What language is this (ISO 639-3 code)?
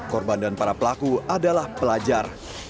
ind